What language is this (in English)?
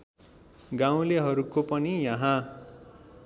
Nepali